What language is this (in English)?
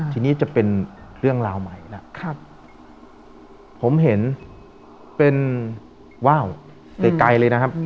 Thai